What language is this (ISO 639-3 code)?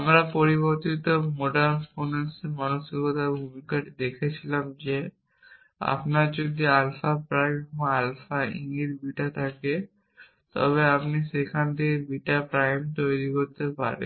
ben